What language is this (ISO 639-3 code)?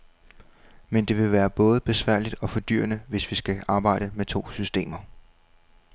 dan